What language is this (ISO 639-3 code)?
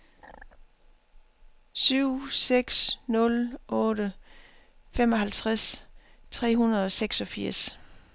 dan